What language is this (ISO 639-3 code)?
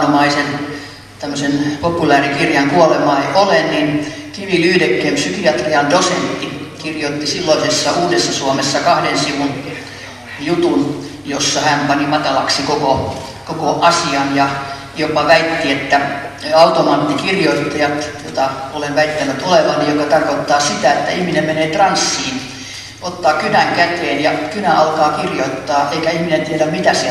fin